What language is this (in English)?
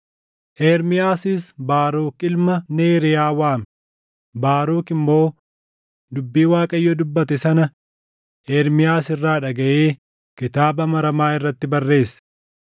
Oromo